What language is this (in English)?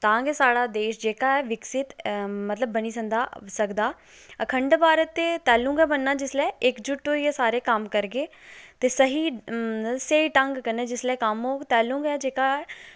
Dogri